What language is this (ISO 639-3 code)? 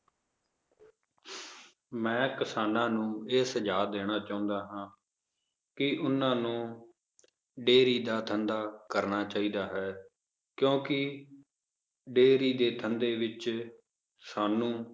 pan